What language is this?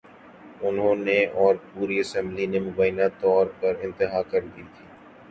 Urdu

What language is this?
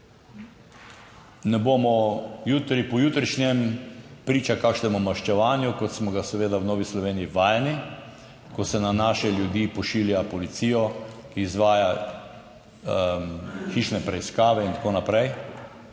Slovenian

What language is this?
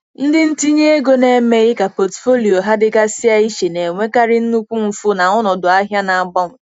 Igbo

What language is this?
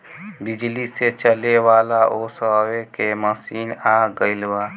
Bhojpuri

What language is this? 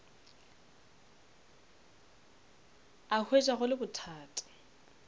Northern Sotho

